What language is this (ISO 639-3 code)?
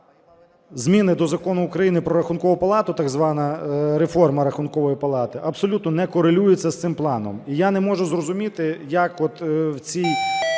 ukr